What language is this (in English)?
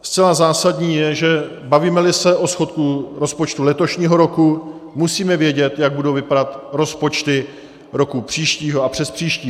Czech